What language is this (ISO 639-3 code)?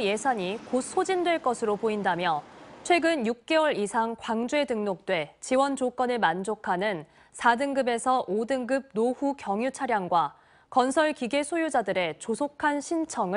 kor